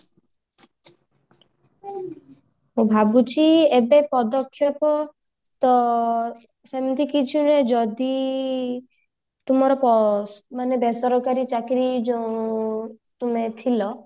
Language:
Odia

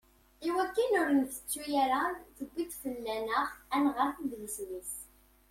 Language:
Kabyle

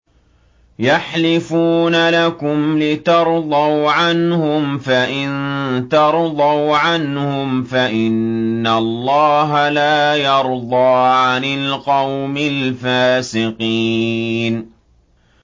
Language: Arabic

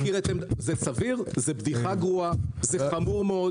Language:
Hebrew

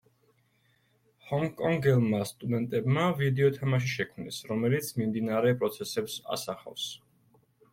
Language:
Georgian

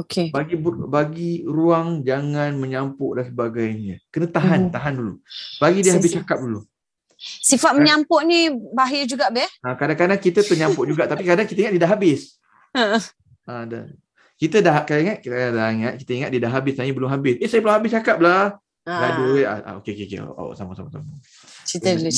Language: Malay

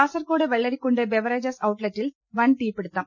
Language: Malayalam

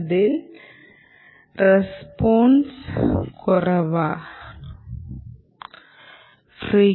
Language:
Malayalam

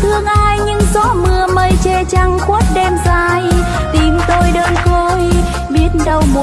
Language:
Vietnamese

